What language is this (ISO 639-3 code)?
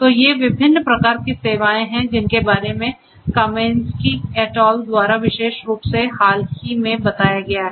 hin